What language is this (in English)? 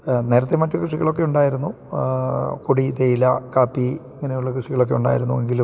Malayalam